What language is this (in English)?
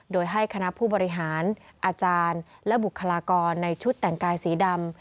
Thai